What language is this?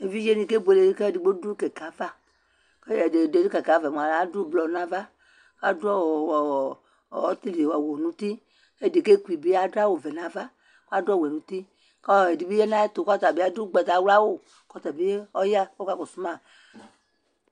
Ikposo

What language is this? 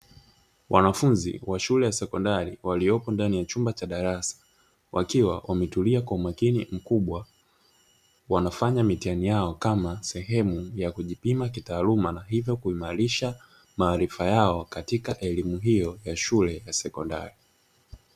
Swahili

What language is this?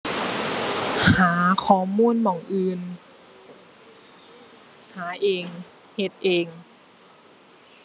Thai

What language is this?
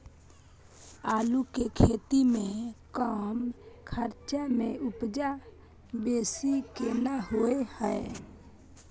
Maithili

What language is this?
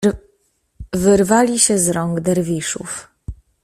Polish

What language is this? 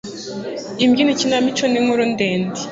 Kinyarwanda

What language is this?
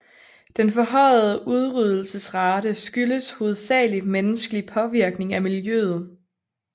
Danish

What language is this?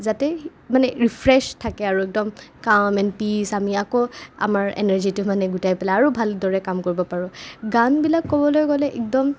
Assamese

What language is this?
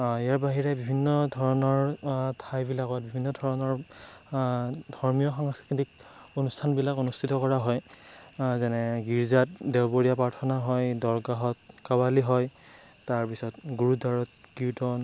Assamese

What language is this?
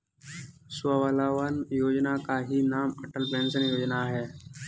Hindi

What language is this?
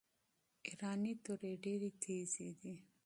Pashto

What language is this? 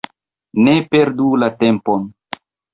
Esperanto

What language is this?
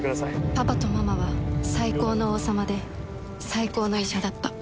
Japanese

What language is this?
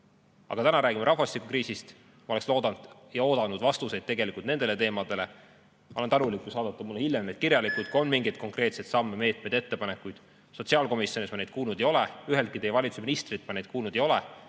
Estonian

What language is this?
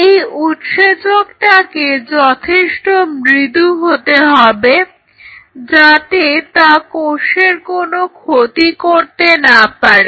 Bangla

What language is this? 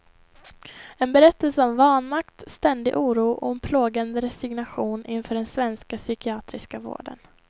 Swedish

